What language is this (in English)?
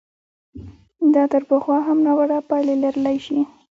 Pashto